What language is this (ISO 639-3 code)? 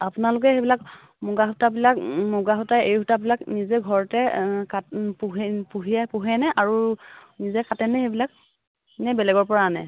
asm